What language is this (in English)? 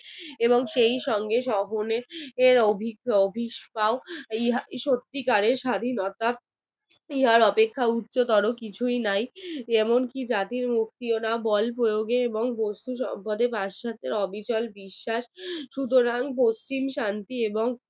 Bangla